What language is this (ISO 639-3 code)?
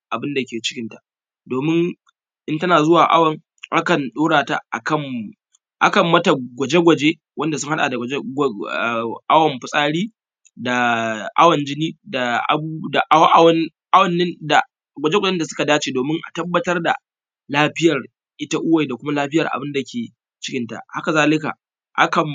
hau